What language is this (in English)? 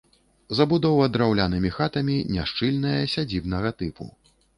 Belarusian